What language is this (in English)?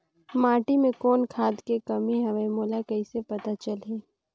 Chhattisgarhi